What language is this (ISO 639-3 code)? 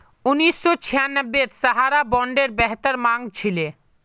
mag